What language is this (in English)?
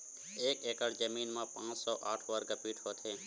Chhattisgarhi